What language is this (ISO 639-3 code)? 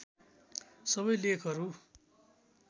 nep